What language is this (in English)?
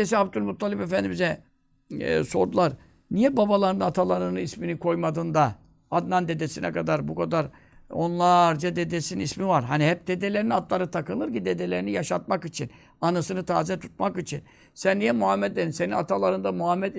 Turkish